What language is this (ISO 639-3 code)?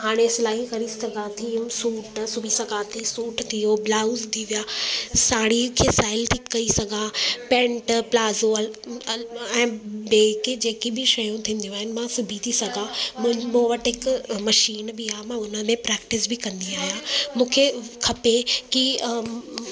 snd